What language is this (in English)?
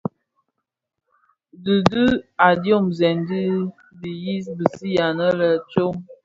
Bafia